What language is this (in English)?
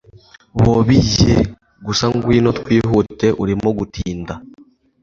Kinyarwanda